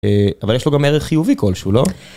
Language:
Hebrew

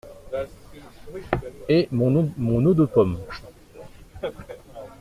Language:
French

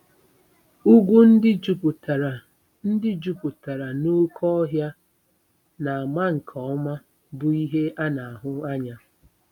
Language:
Igbo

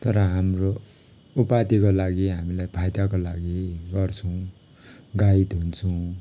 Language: Nepali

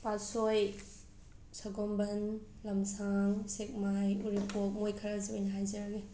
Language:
Manipuri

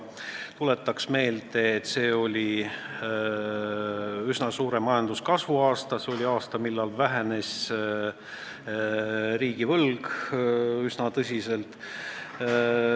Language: Estonian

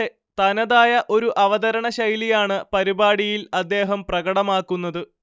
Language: Malayalam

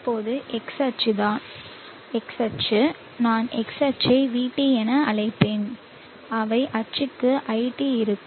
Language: Tamil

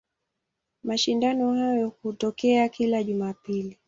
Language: Swahili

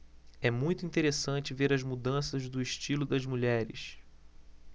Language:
Portuguese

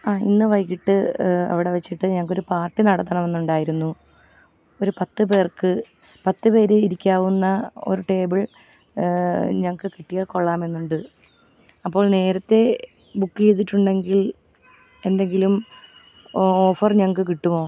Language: Malayalam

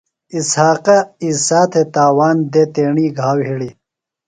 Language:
Phalura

